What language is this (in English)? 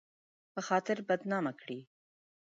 Pashto